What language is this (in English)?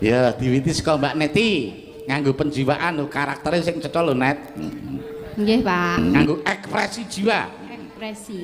Indonesian